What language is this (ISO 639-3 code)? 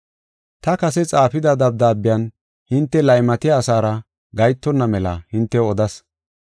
gof